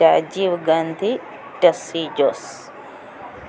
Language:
Malayalam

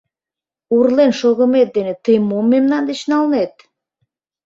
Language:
Mari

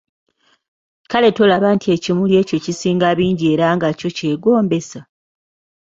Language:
Ganda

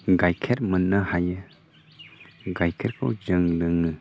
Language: Bodo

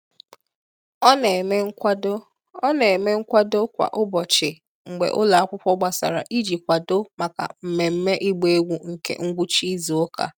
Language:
Igbo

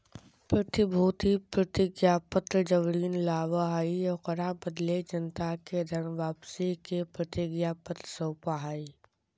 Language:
Magahi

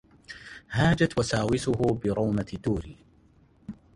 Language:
Arabic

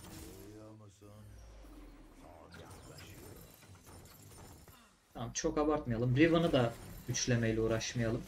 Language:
Turkish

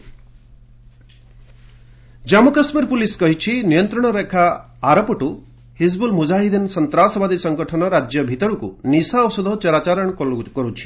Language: Odia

